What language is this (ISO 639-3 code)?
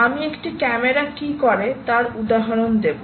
ben